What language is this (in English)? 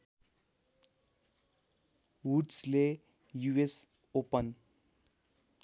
Nepali